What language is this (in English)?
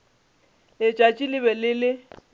Northern Sotho